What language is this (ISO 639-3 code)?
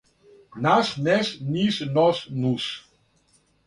srp